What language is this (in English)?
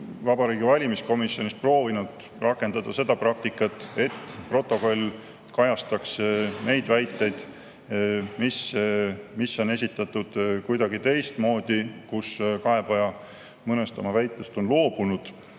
Estonian